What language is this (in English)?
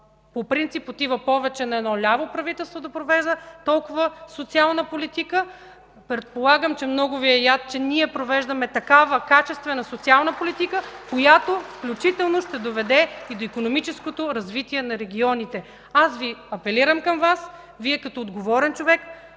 Bulgarian